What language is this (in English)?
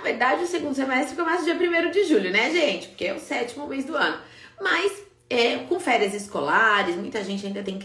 Portuguese